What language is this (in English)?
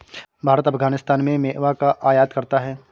Hindi